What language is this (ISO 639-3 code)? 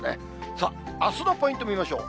jpn